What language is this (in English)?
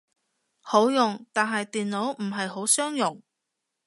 Cantonese